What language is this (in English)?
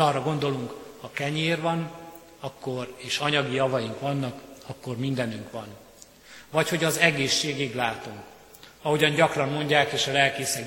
Hungarian